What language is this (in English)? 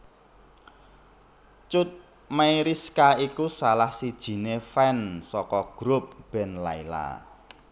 Javanese